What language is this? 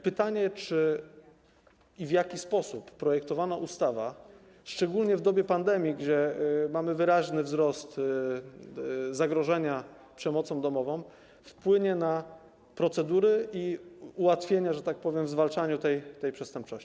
Polish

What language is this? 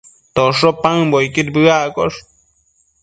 Matsés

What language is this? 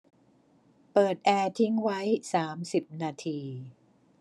Thai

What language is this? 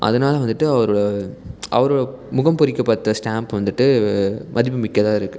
Tamil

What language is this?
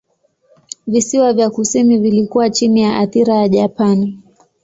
Swahili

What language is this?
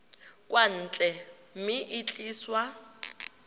Tswana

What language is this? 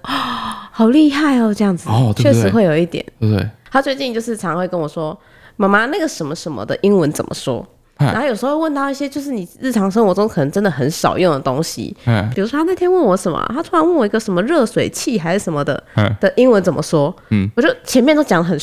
Chinese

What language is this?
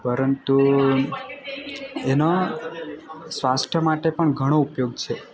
Gujarati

